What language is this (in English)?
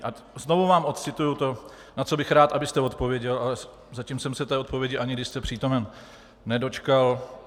Czech